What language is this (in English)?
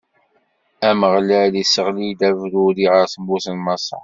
Kabyle